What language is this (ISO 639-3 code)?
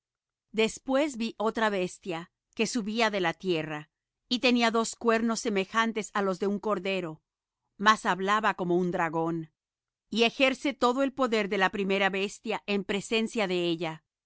spa